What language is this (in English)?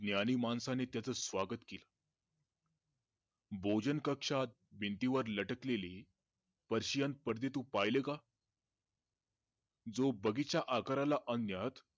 Marathi